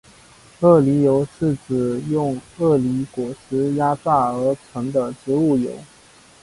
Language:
Chinese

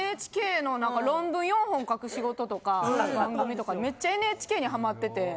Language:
Japanese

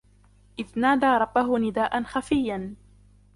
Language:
Arabic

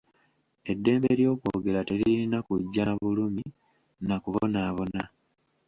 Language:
Ganda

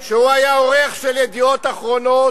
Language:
Hebrew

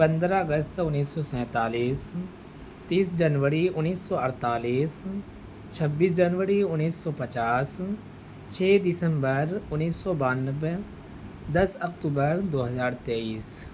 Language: Urdu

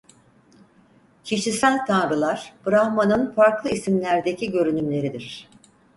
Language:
Turkish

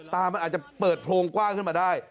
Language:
Thai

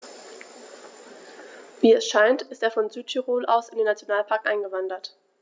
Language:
German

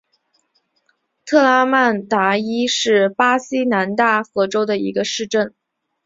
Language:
Chinese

